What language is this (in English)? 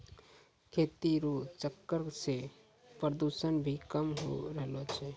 Maithili